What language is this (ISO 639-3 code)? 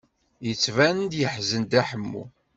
kab